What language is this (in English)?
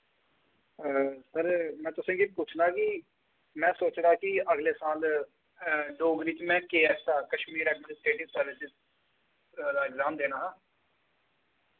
Dogri